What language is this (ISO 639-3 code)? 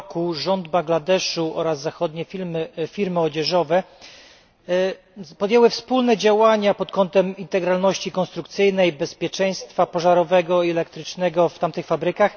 pol